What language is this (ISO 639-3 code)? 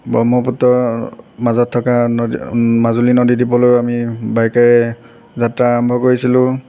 asm